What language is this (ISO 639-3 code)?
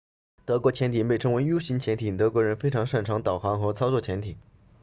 zho